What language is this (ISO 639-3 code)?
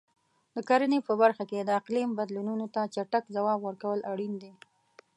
pus